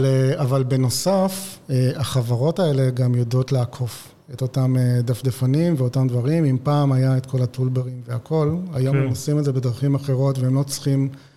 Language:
Hebrew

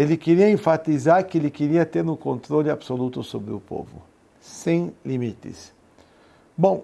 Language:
Portuguese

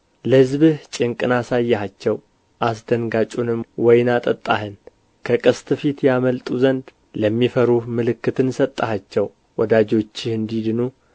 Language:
Amharic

